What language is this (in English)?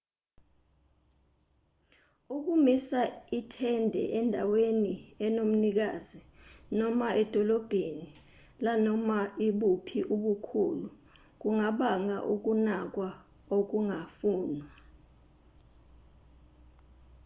Zulu